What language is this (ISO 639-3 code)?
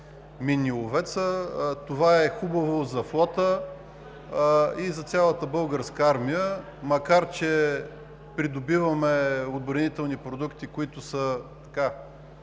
bul